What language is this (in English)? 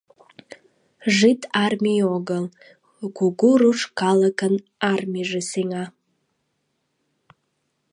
Mari